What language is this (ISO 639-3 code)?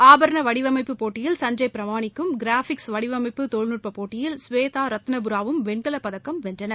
tam